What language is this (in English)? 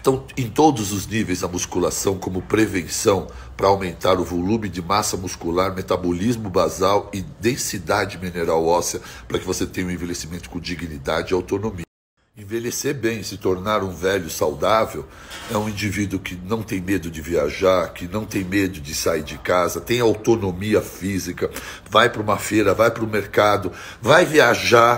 Portuguese